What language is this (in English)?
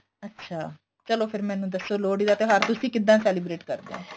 Punjabi